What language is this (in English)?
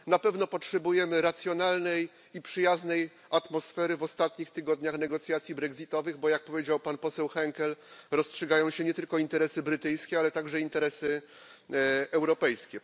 Polish